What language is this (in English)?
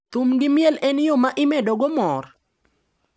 Luo (Kenya and Tanzania)